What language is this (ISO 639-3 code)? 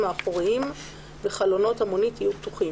heb